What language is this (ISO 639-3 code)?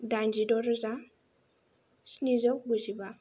brx